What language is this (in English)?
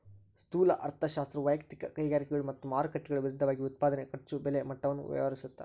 Kannada